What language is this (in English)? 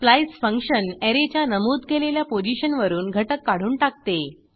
Marathi